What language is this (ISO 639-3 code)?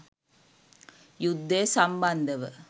sin